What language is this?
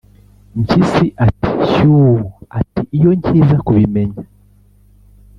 Kinyarwanda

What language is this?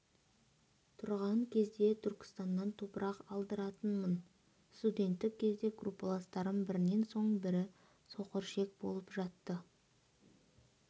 Kazakh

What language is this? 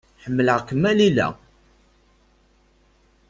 Kabyle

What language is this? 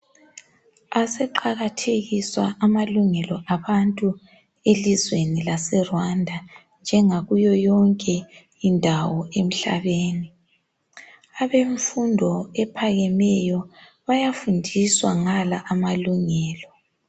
North Ndebele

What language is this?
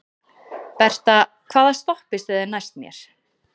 Icelandic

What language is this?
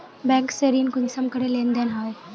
Magahi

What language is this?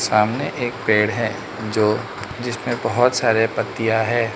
Hindi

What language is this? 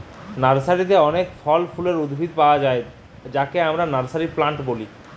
Bangla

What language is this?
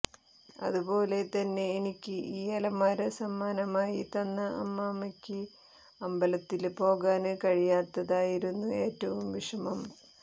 Malayalam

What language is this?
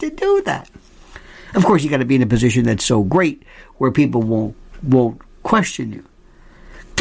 English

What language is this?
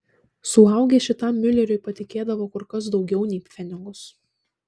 Lithuanian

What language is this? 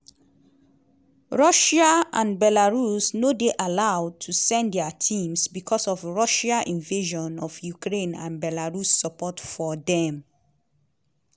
Nigerian Pidgin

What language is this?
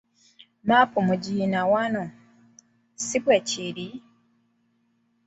Ganda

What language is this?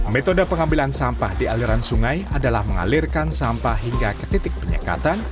Indonesian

